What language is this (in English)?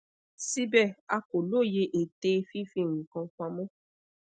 Yoruba